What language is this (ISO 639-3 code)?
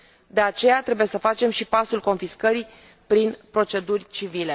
ron